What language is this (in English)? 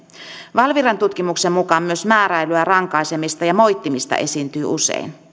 Finnish